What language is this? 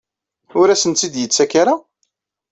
Kabyle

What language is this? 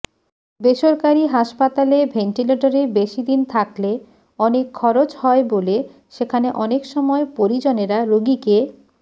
Bangla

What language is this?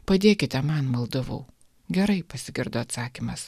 Lithuanian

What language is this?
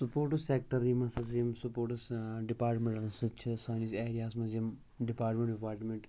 Kashmiri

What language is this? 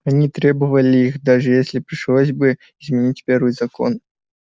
Russian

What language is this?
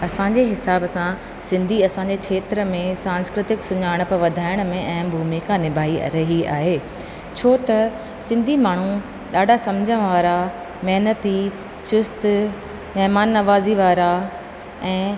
Sindhi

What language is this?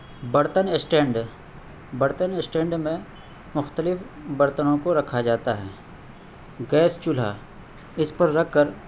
Urdu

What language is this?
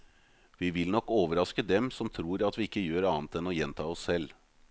Norwegian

